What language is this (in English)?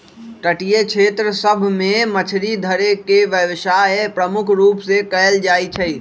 Magahi